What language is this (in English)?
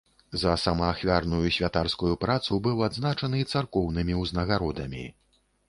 Belarusian